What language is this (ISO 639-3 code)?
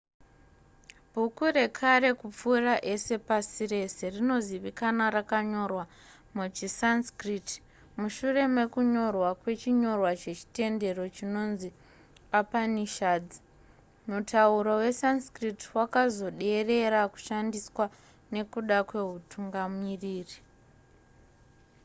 sna